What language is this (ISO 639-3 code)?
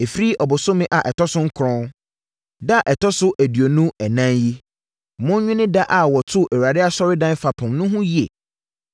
aka